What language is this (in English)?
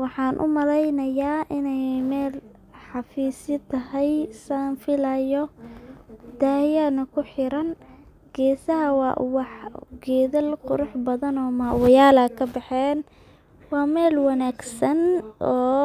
Somali